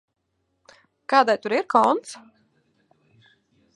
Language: Latvian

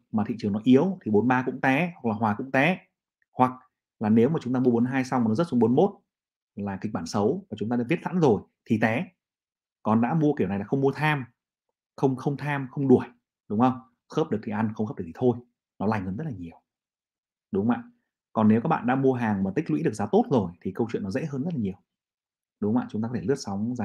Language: Vietnamese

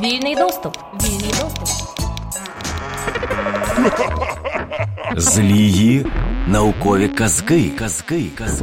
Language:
Ukrainian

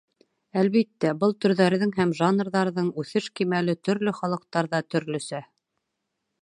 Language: Bashkir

